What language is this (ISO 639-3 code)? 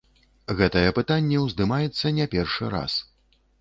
bel